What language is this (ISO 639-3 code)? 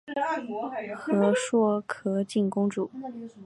zho